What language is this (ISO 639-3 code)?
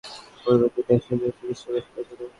ben